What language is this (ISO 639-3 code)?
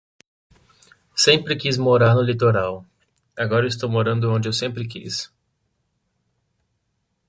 por